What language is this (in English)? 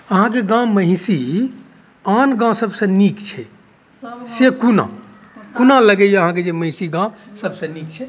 Maithili